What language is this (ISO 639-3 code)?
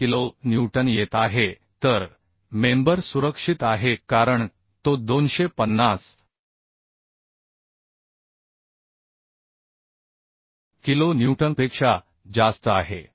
mar